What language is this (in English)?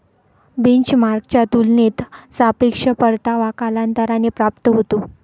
Marathi